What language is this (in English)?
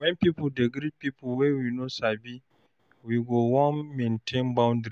Nigerian Pidgin